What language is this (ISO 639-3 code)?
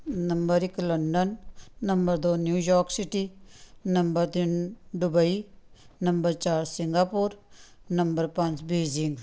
pan